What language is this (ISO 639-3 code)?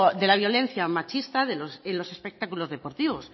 spa